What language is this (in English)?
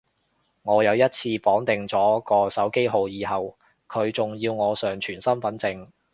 Cantonese